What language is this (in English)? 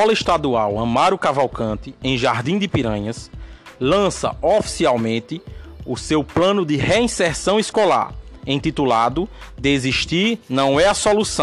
Portuguese